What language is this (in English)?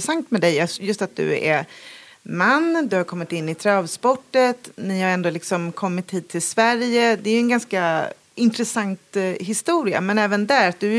Swedish